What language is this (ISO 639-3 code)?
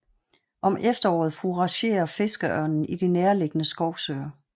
dan